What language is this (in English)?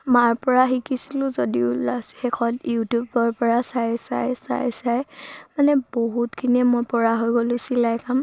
Assamese